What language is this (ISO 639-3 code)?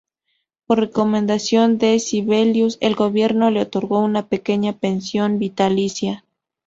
spa